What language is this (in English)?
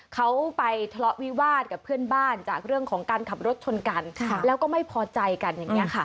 Thai